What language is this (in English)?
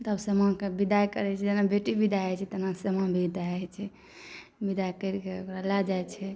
Maithili